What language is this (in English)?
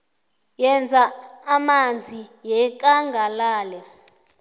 South Ndebele